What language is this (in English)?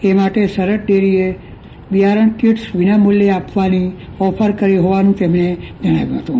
Gujarati